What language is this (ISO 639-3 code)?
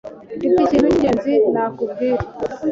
kin